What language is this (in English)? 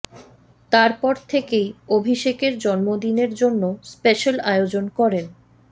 Bangla